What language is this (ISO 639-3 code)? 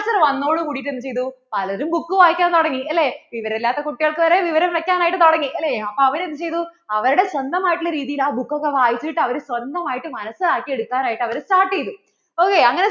mal